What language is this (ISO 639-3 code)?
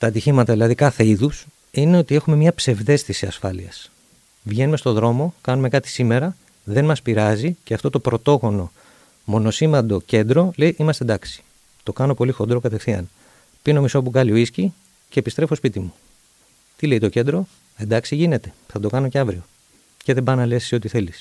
ell